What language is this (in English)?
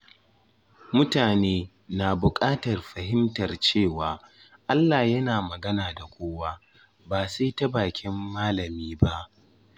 Hausa